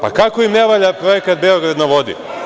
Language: Serbian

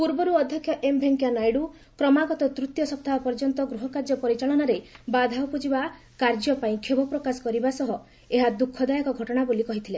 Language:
Odia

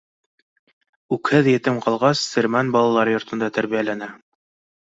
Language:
Bashkir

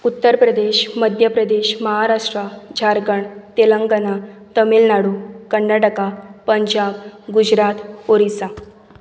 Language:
Konkani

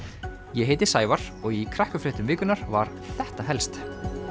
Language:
Icelandic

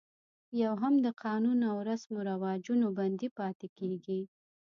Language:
Pashto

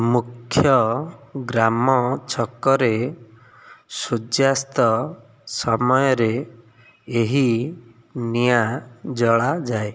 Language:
Odia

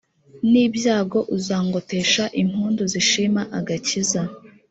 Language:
Kinyarwanda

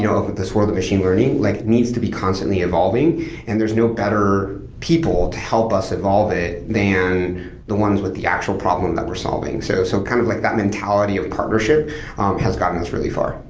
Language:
English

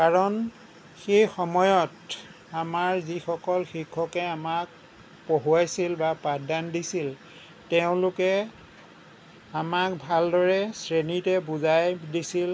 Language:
Assamese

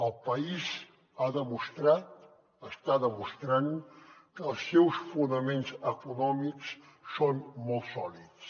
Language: Catalan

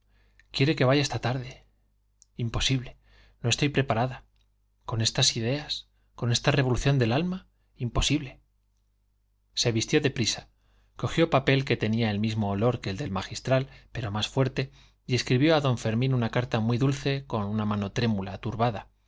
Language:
Spanish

